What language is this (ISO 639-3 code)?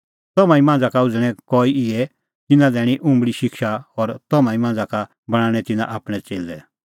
kfx